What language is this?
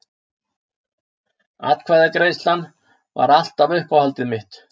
Icelandic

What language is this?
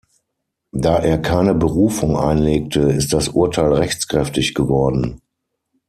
German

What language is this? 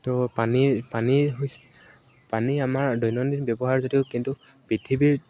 Assamese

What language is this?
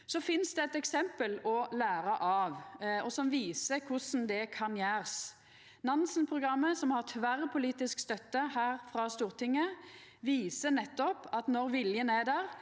Norwegian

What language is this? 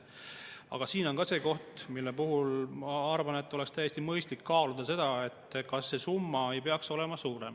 Estonian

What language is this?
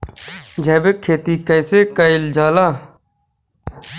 Bhojpuri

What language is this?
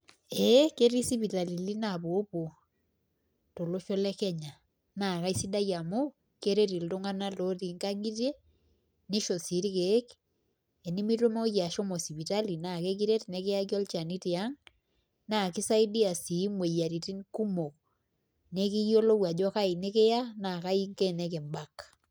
Masai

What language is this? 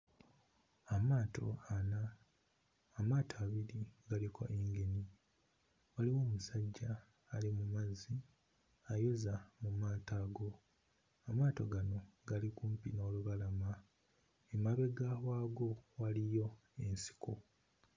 Ganda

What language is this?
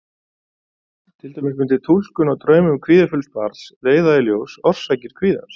Icelandic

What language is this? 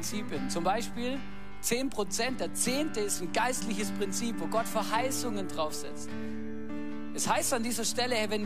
German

